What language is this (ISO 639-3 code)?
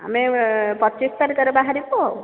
ori